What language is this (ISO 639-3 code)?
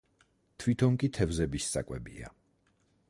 kat